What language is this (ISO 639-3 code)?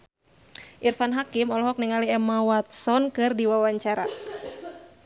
sun